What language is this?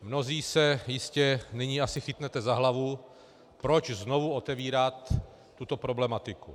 Czech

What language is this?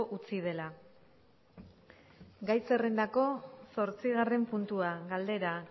Basque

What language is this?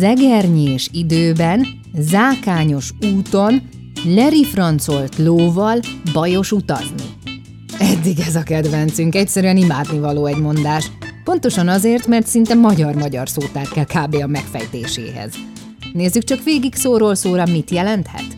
Hungarian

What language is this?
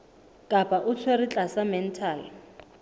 Southern Sotho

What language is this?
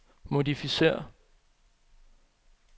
Danish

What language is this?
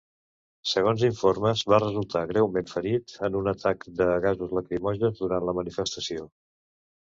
Catalan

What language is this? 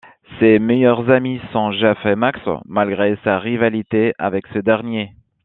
French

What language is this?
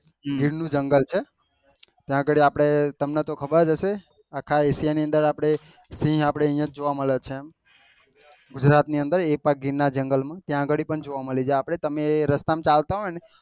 Gujarati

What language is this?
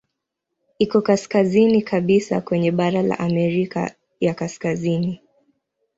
Swahili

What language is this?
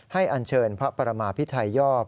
Thai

